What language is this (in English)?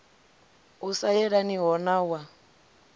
Venda